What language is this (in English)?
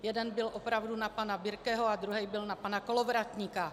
Czech